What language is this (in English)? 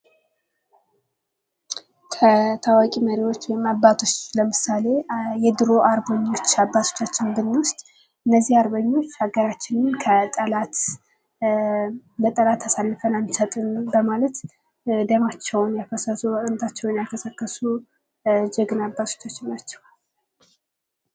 Amharic